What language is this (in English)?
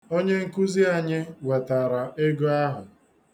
Igbo